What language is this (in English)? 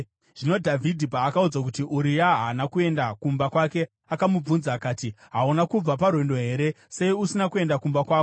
Shona